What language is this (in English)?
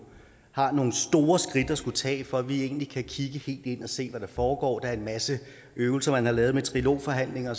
Danish